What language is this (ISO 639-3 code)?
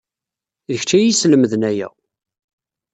kab